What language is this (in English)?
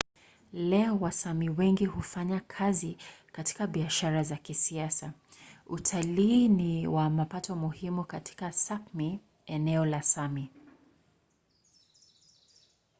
Swahili